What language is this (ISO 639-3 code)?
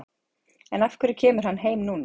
isl